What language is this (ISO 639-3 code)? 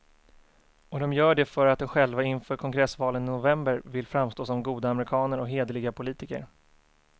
swe